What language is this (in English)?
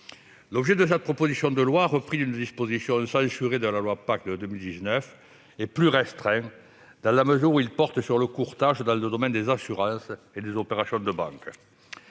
French